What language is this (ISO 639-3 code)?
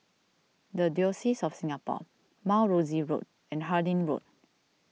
eng